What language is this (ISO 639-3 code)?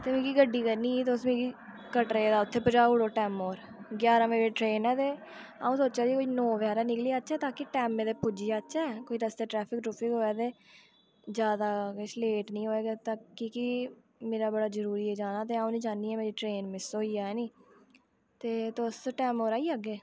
doi